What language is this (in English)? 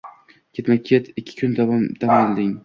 Uzbek